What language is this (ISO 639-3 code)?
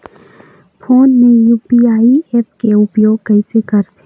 hne